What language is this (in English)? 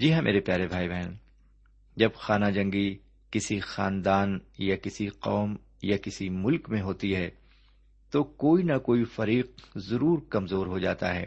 Urdu